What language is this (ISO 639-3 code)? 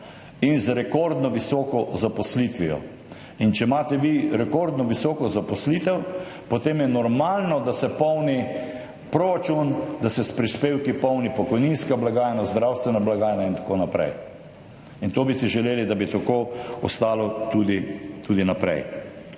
slv